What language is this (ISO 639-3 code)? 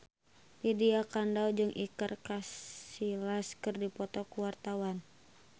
sun